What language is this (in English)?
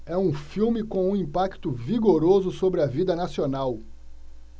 Portuguese